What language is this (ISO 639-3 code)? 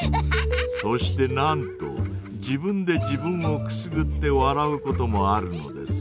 jpn